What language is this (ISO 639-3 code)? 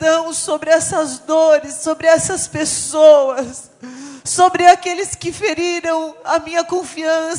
por